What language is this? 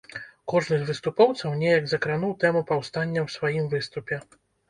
Belarusian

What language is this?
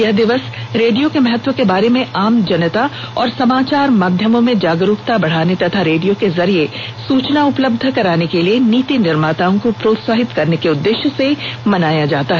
Hindi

